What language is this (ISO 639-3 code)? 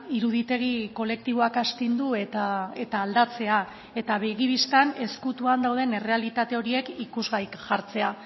eus